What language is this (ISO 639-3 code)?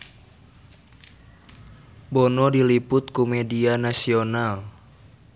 sun